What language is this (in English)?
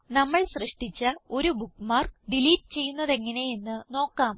Malayalam